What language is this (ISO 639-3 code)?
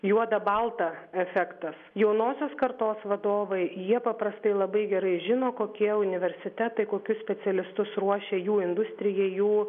lit